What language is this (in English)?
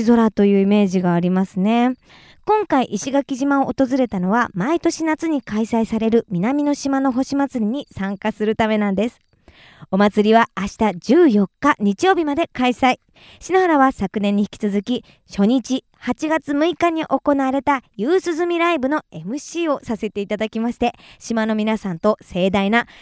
Japanese